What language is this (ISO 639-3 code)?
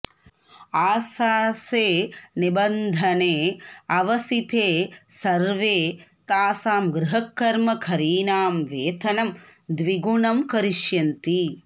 san